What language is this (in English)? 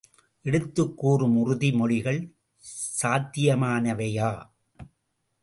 Tamil